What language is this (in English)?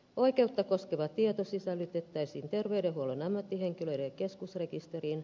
Finnish